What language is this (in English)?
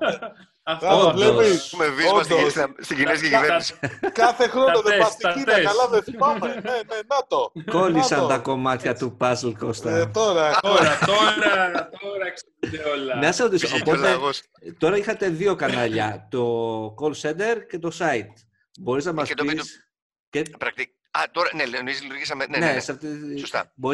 Greek